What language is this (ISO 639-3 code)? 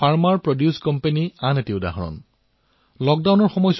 asm